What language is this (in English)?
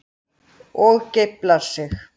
Icelandic